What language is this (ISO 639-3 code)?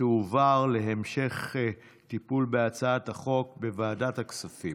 heb